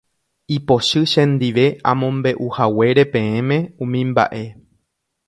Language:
Guarani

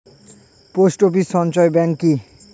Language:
Bangla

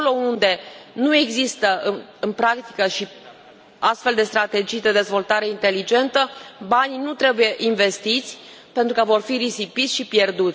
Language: Romanian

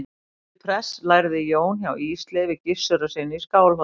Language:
Icelandic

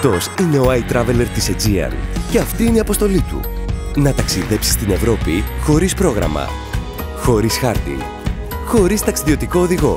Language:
Greek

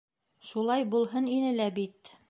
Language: Bashkir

